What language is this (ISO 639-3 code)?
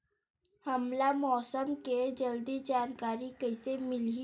hne